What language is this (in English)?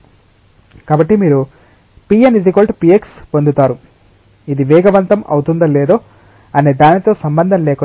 Telugu